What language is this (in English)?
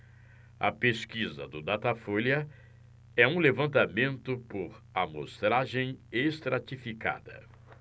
Portuguese